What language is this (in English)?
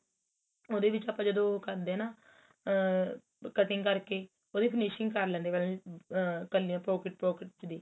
Punjabi